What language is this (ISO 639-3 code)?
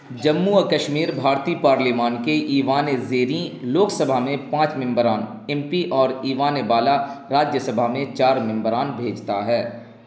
urd